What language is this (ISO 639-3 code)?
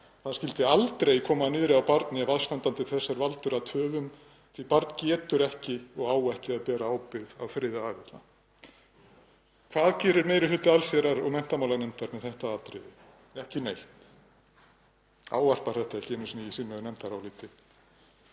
isl